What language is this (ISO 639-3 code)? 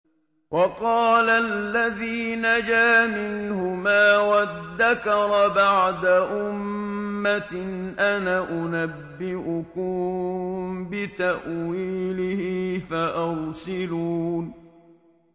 ara